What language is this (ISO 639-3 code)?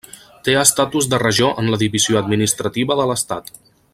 cat